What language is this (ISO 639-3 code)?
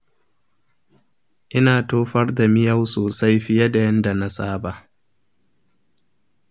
hau